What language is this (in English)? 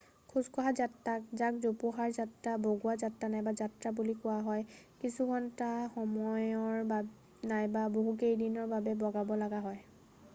Assamese